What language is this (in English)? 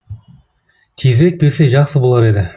Kazakh